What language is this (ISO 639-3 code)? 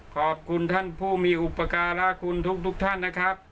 tha